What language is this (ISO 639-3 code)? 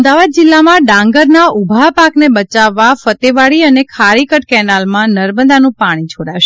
guj